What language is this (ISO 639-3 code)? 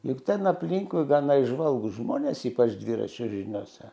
lit